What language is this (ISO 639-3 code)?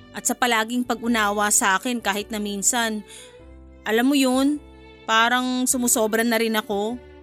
fil